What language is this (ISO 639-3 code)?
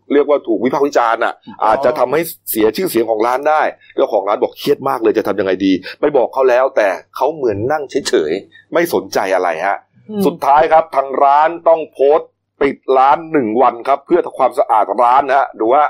tha